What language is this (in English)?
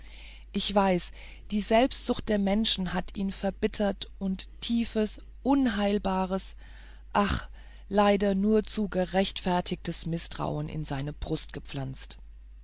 German